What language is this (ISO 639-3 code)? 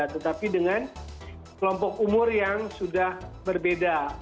ind